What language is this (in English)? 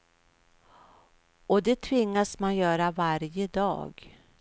Swedish